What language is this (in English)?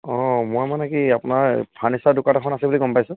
Assamese